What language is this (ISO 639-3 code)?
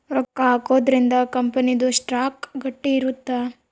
kan